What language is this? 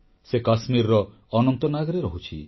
Odia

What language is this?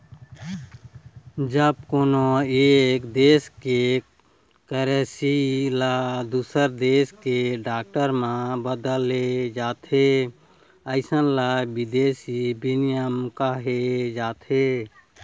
Chhattisgarhi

